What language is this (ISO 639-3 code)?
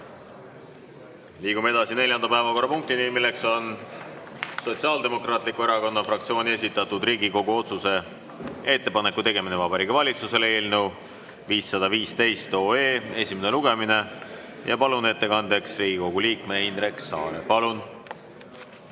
est